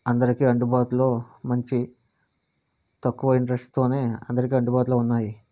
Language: Telugu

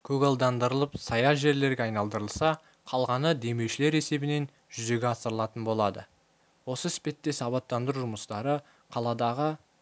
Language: Kazakh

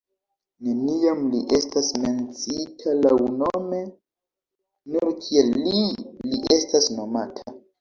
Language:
Esperanto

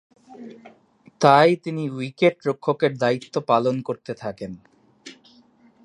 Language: Bangla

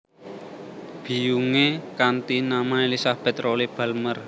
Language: Javanese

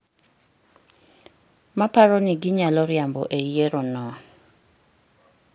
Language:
Luo (Kenya and Tanzania)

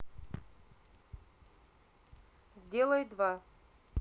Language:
Russian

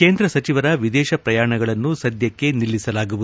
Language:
Kannada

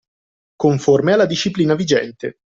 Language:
Italian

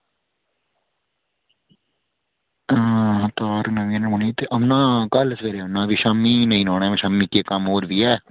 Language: Dogri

